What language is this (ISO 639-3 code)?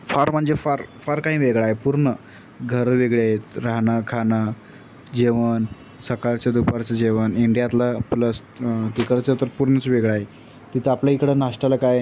mar